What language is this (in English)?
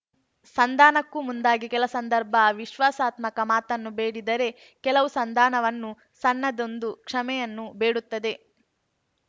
Kannada